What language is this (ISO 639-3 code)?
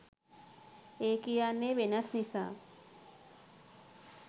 sin